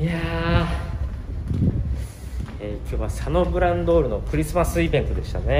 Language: Japanese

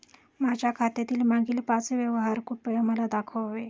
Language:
Marathi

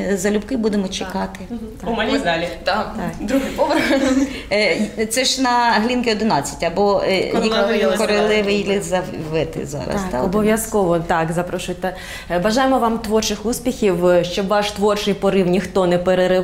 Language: Ukrainian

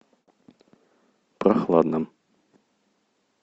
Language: Russian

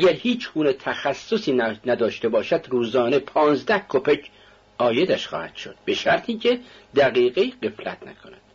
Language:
Persian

